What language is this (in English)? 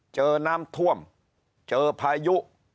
Thai